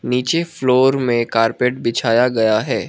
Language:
Hindi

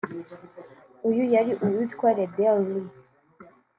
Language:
Kinyarwanda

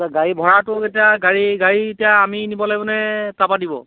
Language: Assamese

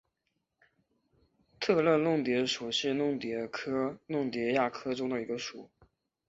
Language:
Chinese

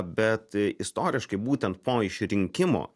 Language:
Lithuanian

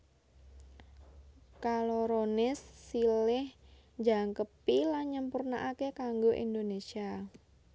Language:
Javanese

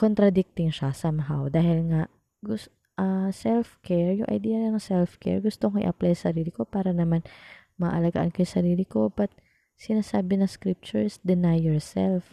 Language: Filipino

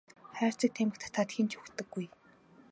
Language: Mongolian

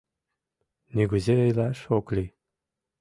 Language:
Mari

